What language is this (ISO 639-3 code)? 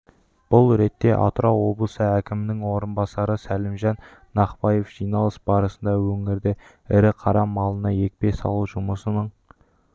kaz